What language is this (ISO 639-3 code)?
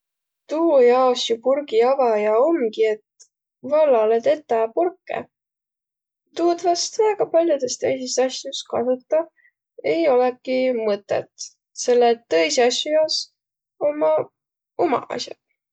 vro